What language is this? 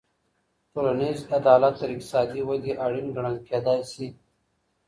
Pashto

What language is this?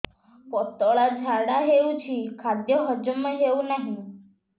Odia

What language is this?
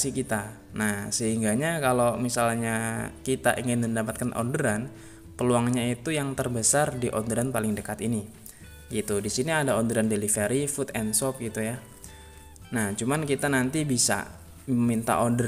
Indonesian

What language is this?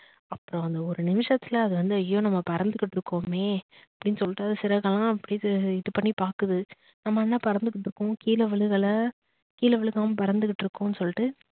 Tamil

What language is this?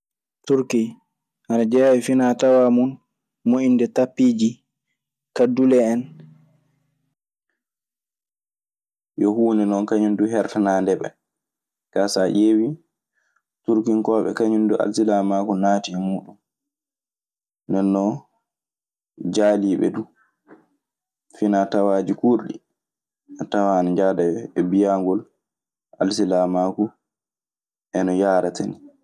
Maasina Fulfulde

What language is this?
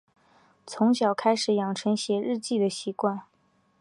Chinese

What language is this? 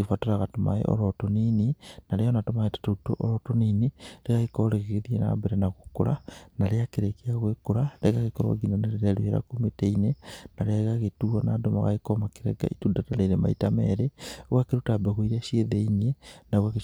Kikuyu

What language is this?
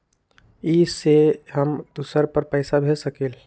Magahi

